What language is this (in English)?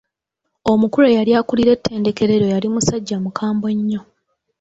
Ganda